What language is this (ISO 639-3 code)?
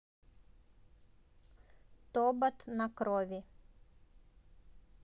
rus